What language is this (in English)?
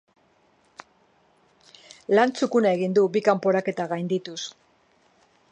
Basque